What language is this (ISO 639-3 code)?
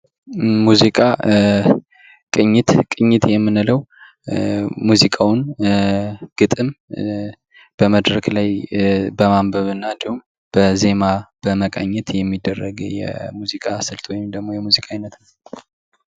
amh